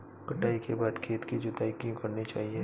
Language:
Hindi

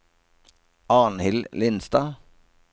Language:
Norwegian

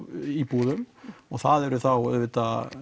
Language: Icelandic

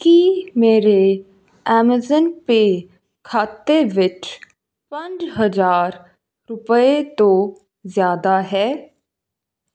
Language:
Punjabi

